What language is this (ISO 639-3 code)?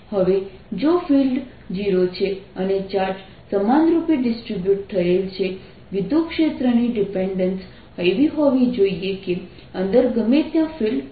guj